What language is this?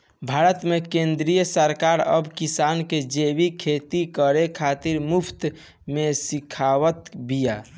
Bhojpuri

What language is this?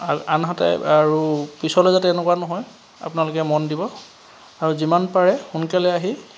Assamese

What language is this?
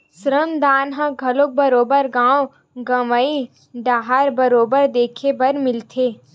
Chhattisgarhi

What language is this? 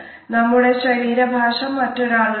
Malayalam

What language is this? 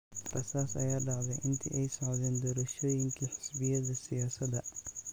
Somali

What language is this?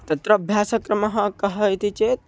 Sanskrit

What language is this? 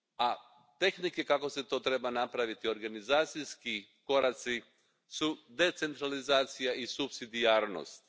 Croatian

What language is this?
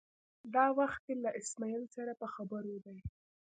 Pashto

